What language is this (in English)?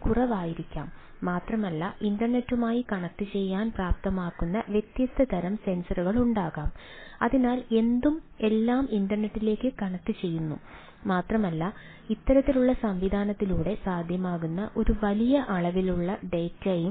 Malayalam